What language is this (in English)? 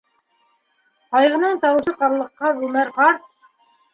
Bashkir